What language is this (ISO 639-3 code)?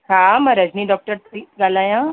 snd